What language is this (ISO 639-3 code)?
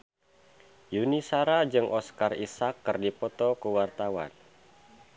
sun